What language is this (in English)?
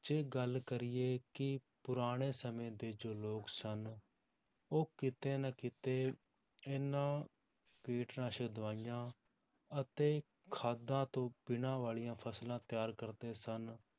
Punjabi